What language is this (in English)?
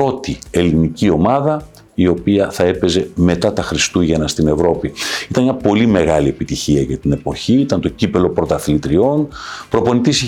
Greek